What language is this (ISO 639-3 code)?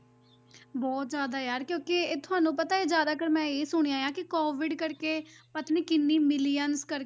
pan